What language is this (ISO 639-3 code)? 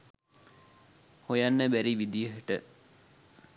sin